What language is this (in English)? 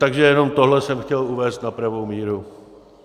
Czech